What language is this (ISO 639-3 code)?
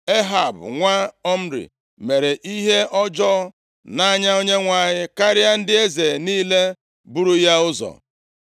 ibo